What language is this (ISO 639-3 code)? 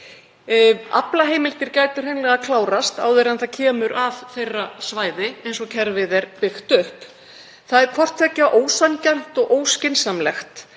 isl